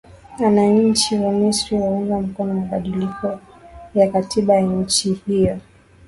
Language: Swahili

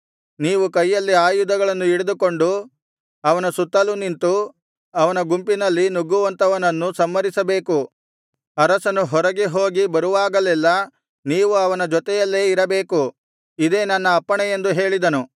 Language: Kannada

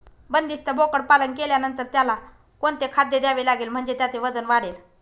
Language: Marathi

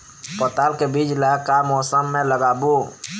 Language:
Chhattisgarhi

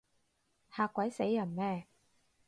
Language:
Cantonese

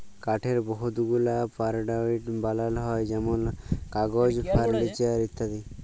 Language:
Bangla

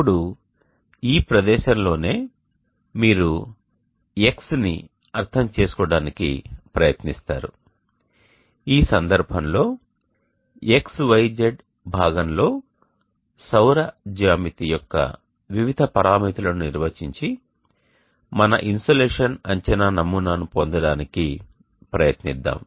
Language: Telugu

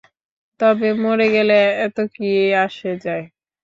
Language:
Bangla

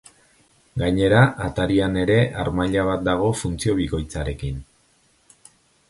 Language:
Basque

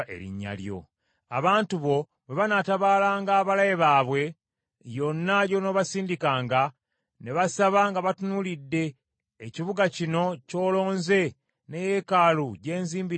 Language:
Ganda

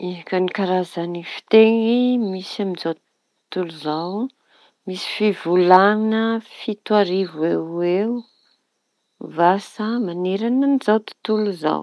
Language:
Tanosy Malagasy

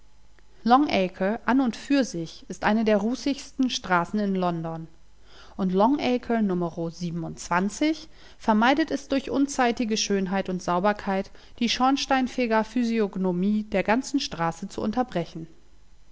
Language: German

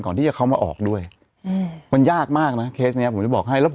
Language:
Thai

